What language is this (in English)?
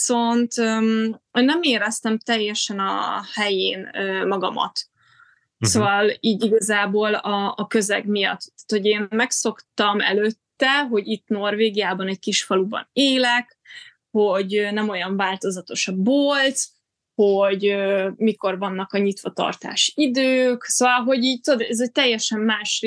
Hungarian